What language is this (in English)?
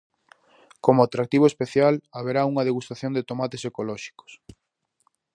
Galician